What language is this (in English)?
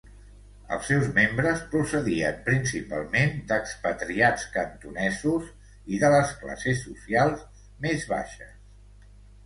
Catalan